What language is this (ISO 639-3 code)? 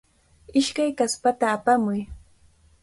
qvl